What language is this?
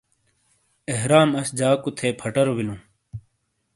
Shina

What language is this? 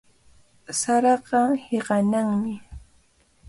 Cajatambo North Lima Quechua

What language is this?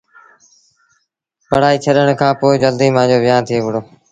Sindhi Bhil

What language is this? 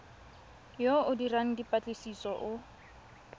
Tswana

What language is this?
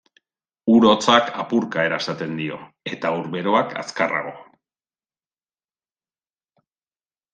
Basque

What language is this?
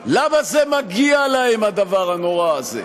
Hebrew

